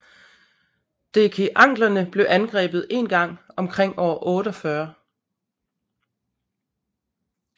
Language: Danish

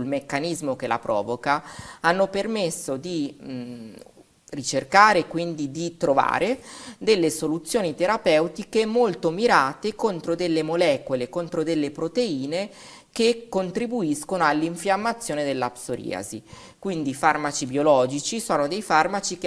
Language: Italian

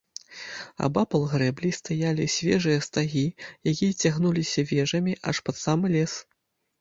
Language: Belarusian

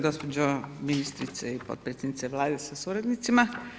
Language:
Croatian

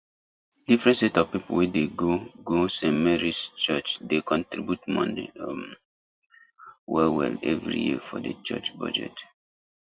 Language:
Nigerian Pidgin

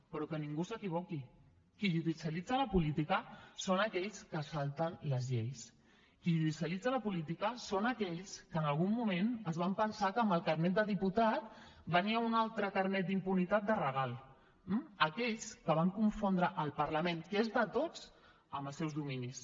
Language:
Catalan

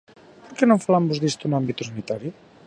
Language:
Galician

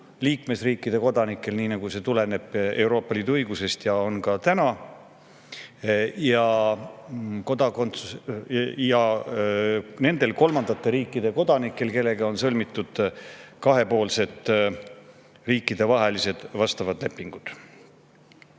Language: Estonian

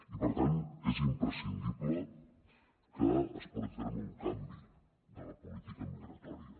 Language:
Catalan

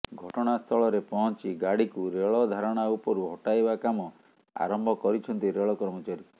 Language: Odia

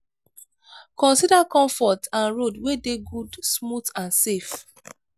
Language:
Nigerian Pidgin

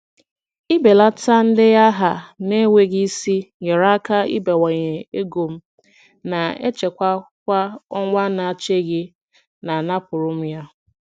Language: Igbo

